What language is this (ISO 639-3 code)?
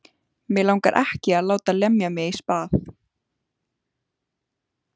isl